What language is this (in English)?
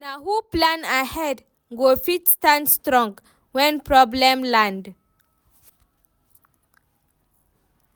Nigerian Pidgin